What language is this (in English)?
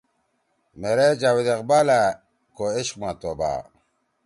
Torwali